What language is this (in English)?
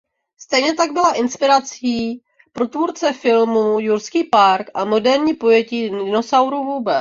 Czech